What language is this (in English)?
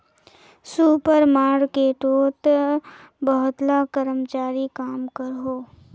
Magahi